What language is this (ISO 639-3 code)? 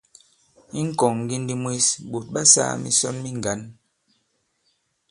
abb